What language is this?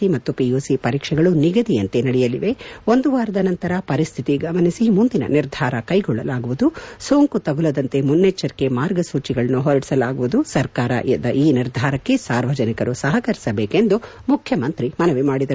Kannada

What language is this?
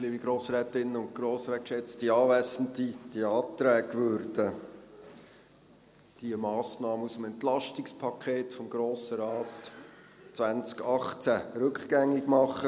Swiss German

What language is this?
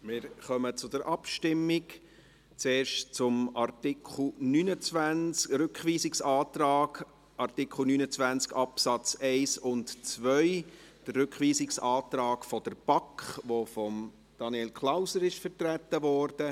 Swiss German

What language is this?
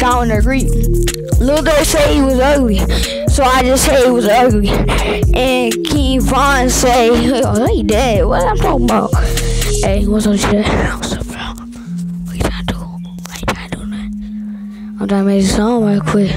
English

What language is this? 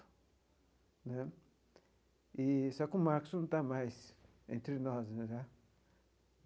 Portuguese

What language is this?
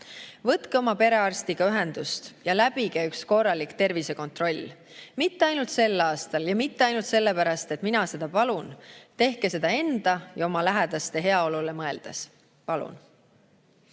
Estonian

